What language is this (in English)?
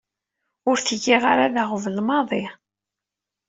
Kabyle